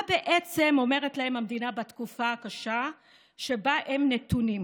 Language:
Hebrew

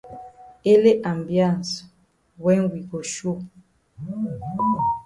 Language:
Cameroon Pidgin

